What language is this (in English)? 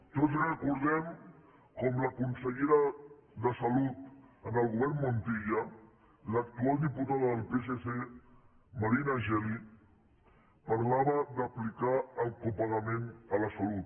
Catalan